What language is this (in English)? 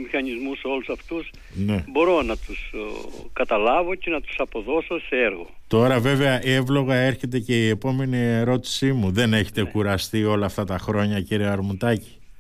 Greek